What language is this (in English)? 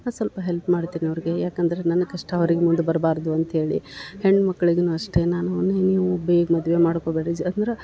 Kannada